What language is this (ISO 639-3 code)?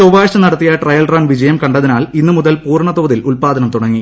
mal